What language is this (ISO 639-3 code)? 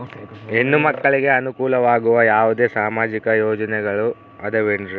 kan